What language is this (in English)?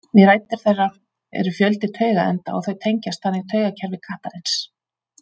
Icelandic